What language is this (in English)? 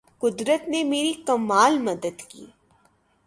Urdu